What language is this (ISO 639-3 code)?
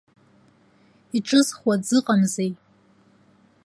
abk